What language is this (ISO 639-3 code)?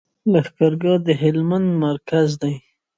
pus